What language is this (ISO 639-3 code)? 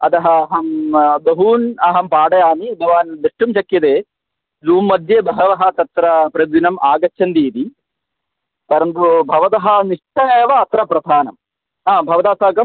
san